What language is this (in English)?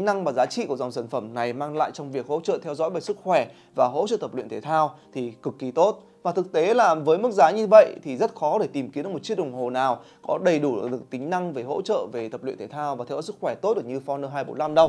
Vietnamese